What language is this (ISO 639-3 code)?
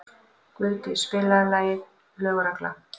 isl